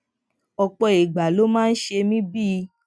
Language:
Yoruba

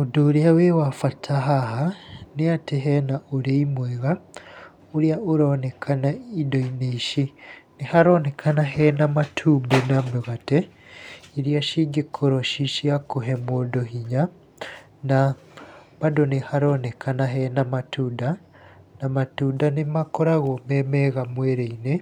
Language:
Kikuyu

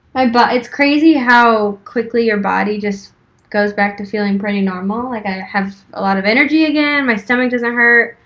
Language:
English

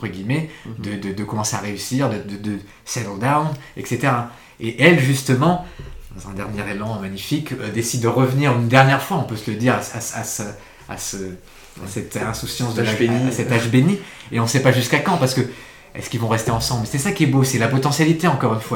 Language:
French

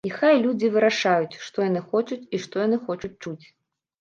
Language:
Belarusian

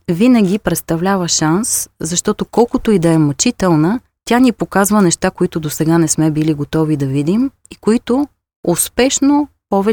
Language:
Bulgarian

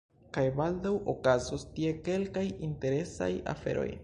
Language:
Esperanto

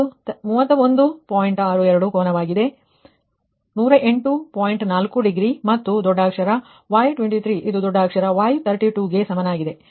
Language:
Kannada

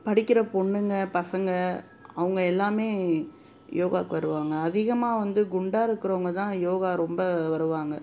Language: Tamil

